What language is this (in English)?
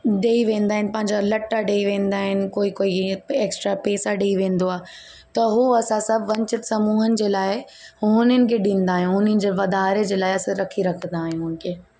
Sindhi